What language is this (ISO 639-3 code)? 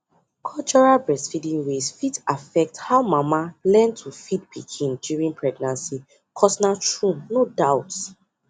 pcm